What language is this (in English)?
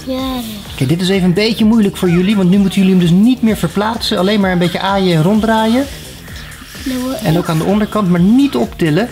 Dutch